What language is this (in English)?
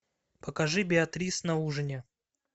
Russian